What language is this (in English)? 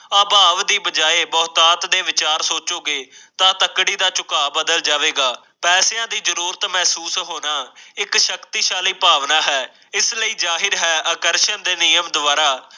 Punjabi